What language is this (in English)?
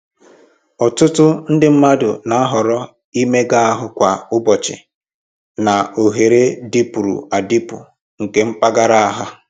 Igbo